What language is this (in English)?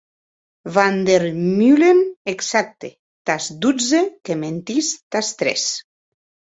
Occitan